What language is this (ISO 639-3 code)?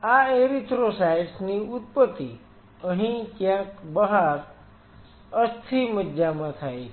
guj